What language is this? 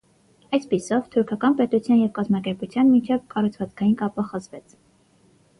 Armenian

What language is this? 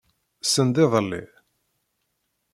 Kabyle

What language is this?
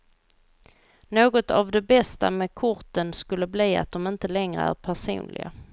Swedish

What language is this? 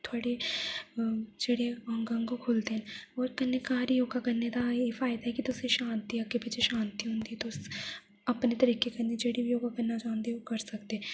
Dogri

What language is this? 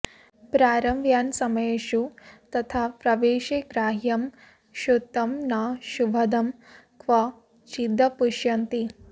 Sanskrit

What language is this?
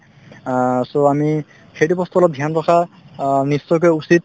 Assamese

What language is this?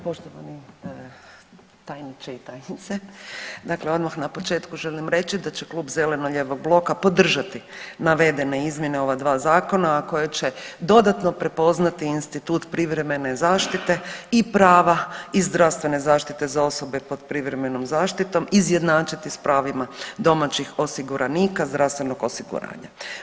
Croatian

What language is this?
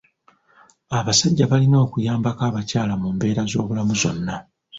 Ganda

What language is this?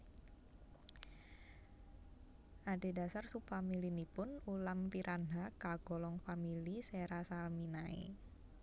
Javanese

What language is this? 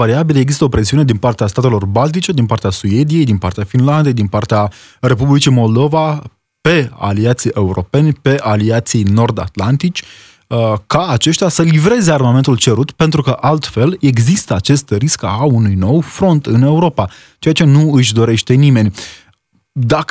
Romanian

